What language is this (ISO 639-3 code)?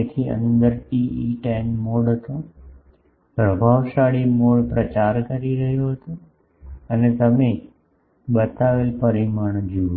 guj